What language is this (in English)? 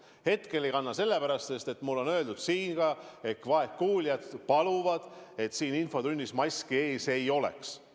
Estonian